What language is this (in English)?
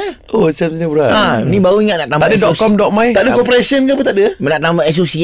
Malay